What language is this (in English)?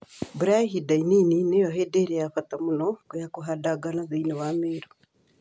Kikuyu